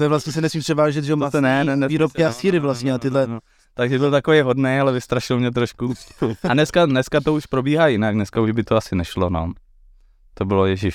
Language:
Czech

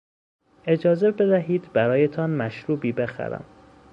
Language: Persian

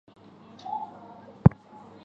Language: Chinese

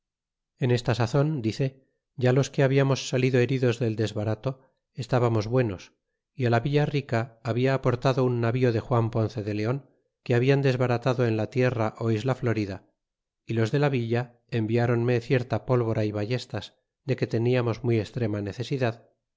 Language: Spanish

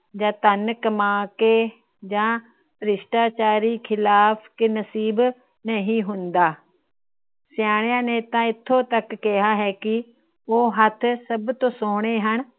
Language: Punjabi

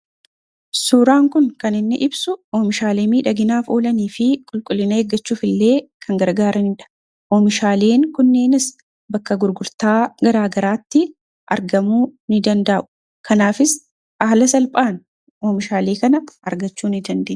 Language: Oromo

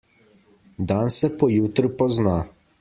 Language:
Slovenian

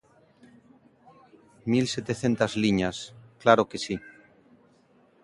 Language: Galician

